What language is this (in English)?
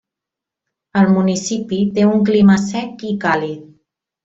Catalan